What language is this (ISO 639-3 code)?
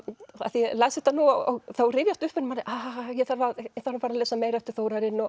isl